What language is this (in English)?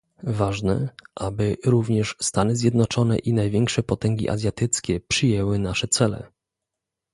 Polish